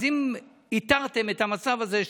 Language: Hebrew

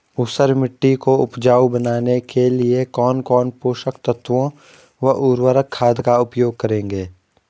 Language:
Hindi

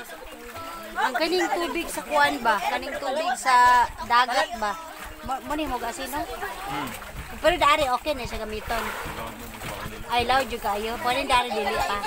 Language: Filipino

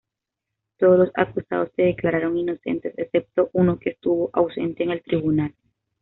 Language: Spanish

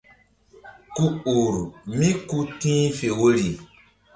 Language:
Mbum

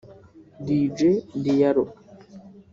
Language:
Kinyarwanda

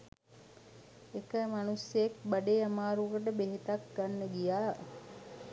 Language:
Sinhala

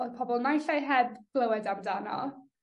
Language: Welsh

